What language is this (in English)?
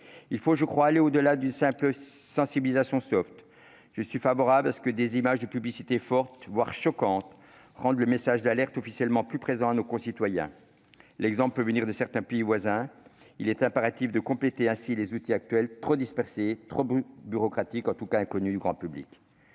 French